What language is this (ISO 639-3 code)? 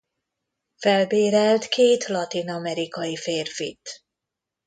hun